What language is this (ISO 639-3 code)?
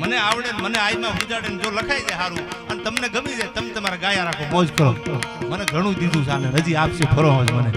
ron